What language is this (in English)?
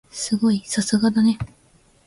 Japanese